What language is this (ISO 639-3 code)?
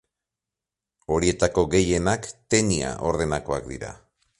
eus